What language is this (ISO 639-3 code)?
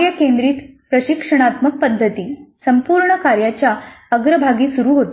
mar